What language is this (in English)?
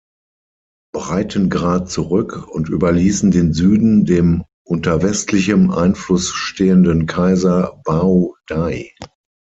German